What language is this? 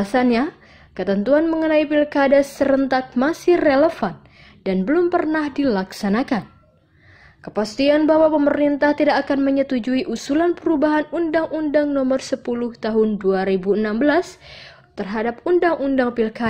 Indonesian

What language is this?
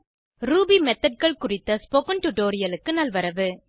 Tamil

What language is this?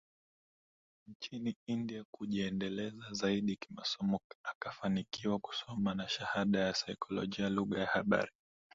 Swahili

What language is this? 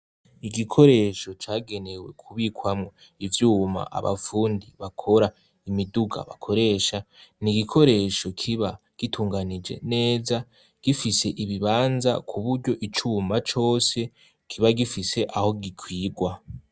Rundi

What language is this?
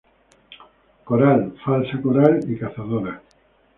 Spanish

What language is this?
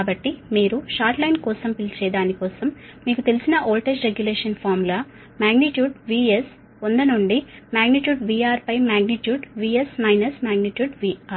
Telugu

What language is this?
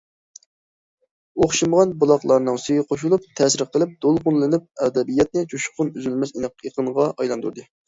Uyghur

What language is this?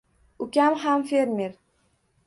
Uzbek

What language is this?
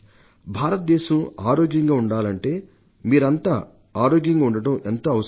Telugu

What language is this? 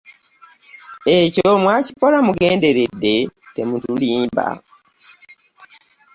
Ganda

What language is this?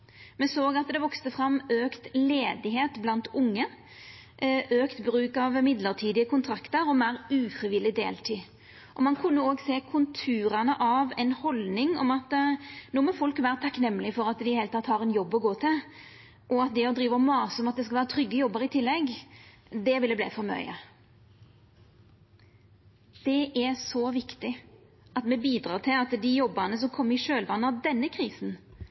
Norwegian Nynorsk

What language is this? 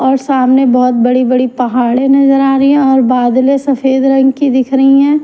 Hindi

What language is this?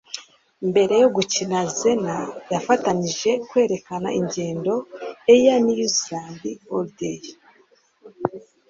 Kinyarwanda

